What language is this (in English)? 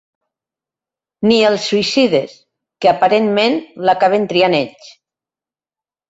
Catalan